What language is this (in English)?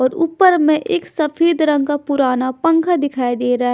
Hindi